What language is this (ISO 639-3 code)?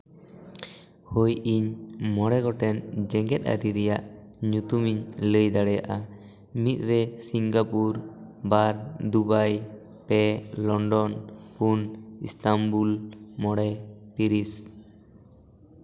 sat